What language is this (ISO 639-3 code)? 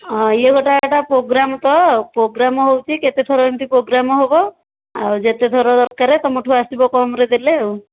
ori